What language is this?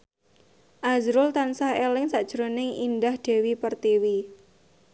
Javanese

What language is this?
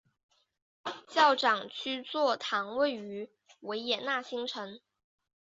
Chinese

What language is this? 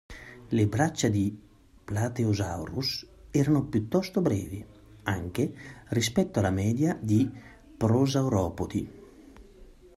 Italian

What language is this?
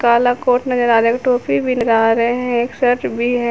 Hindi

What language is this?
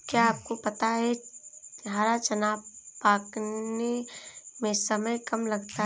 Hindi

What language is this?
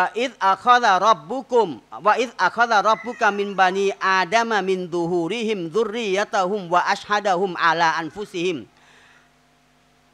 Thai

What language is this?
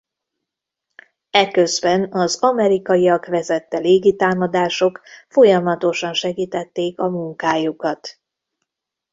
Hungarian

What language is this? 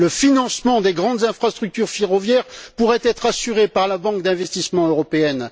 French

